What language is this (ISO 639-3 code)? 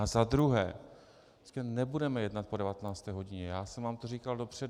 ces